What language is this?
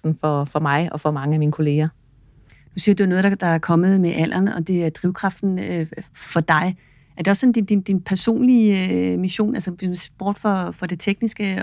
Danish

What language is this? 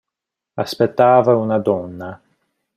Italian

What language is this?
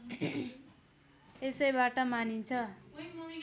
Nepali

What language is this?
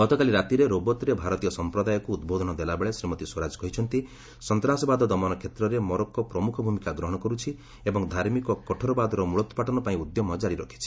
Odia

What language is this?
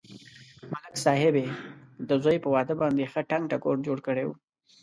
Pashto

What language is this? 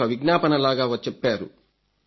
Telugu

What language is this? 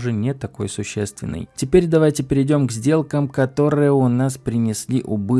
Russian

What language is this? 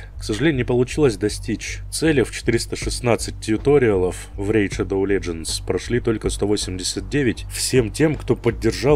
Russian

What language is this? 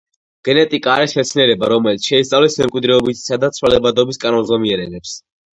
Georgian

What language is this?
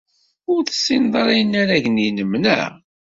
Kabyle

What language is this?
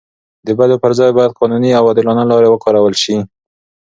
Pashto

